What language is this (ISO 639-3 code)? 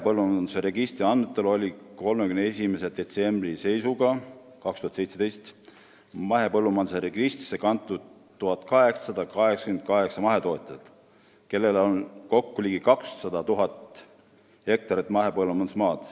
est